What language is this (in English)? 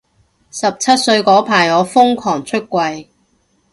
Cantonese